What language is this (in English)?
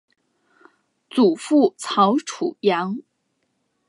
Chinese